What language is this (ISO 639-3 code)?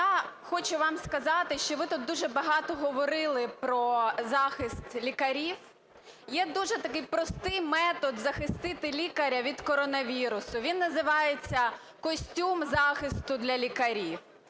ukr